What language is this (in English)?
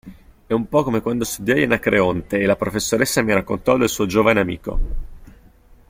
Italian